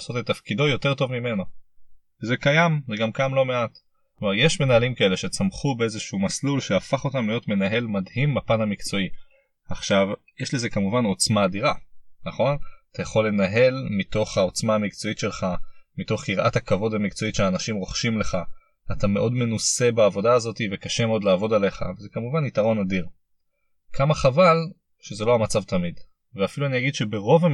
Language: Hebrew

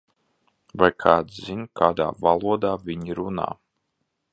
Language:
Latvian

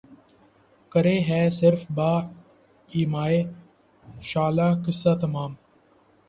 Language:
Urdu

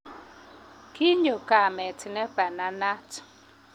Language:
Kalenjin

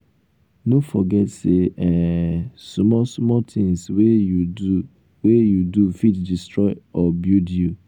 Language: Nigerian Pidgin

